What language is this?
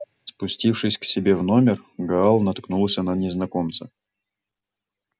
Russian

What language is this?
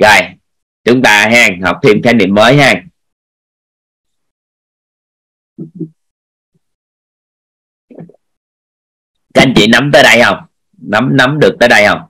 Vietnamese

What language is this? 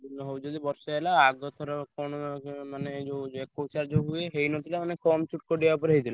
Odia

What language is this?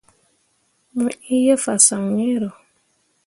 Mundang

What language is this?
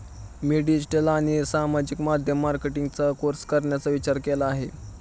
Marathi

